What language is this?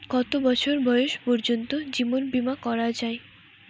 Bangla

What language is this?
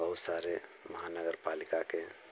Hindi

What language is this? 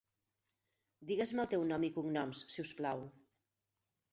Catalan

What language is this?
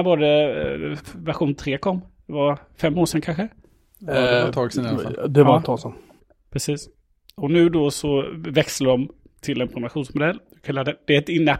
Swedish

